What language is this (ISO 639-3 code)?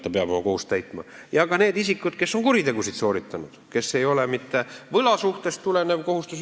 est